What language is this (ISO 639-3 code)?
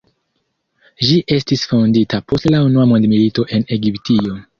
epo